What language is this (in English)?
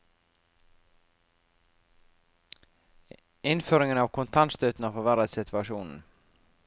Norwegian